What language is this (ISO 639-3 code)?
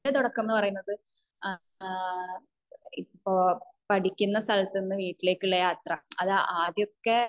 mal